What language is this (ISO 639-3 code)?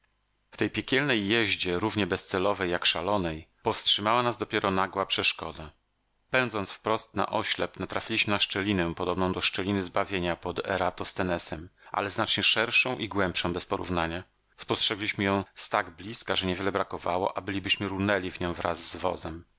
pol